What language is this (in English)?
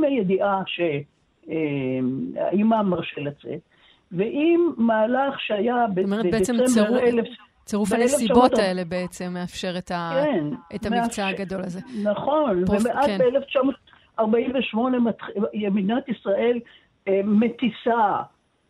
Hebrew